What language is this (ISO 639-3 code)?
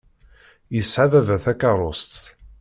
kab